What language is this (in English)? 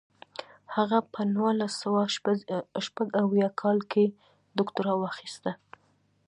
Pashto